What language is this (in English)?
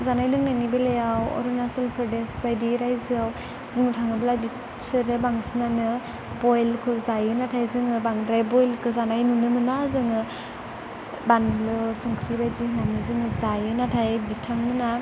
Bodo